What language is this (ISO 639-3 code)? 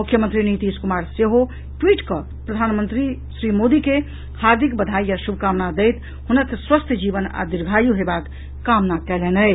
mai